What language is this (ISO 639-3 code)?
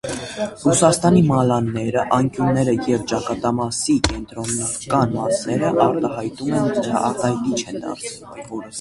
hye